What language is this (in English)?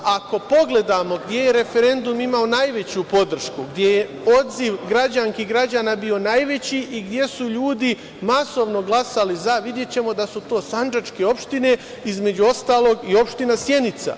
Serbian